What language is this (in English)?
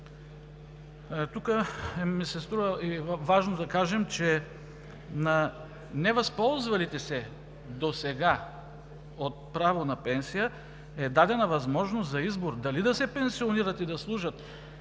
Bulgarian